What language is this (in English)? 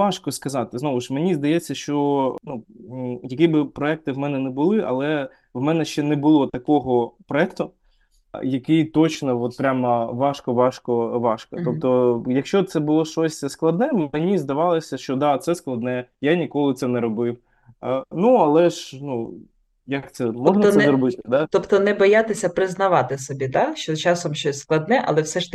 Ukrainian